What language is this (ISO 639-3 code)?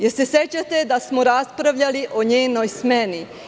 srp